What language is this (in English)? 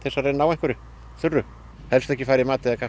Icelandic